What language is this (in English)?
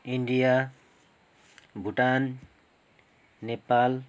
Nepali